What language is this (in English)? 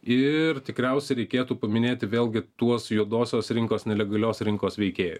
Lithuanian